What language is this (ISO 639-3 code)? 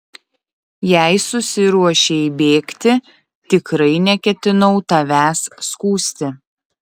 lit